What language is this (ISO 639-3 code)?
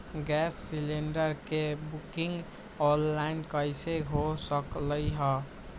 mag